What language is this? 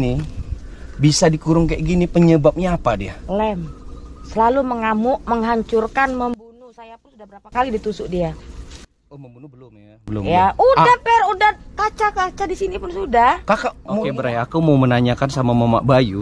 Indonesian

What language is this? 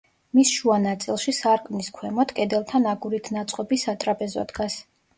Georgian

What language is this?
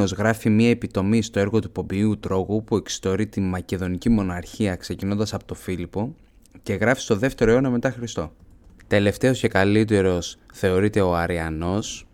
Greek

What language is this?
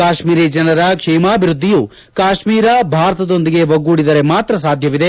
Kannada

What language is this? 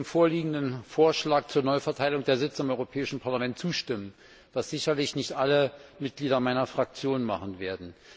German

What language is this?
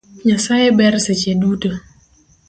Luo (Kenya and Tanzania)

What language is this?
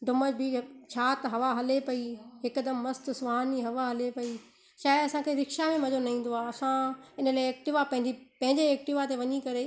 Sindhi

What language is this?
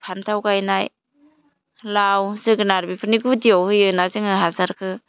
Bodo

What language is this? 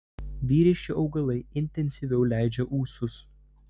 Lithuanian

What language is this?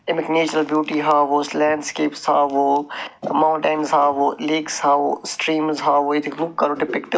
Kashmiri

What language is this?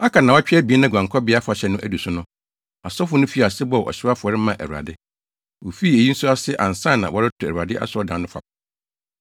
Akan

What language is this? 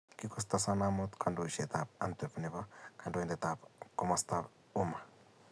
Kalenjin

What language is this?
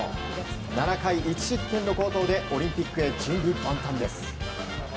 Japanese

